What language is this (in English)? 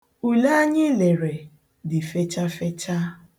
Igbo